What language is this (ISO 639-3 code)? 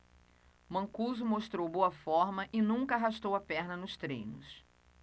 por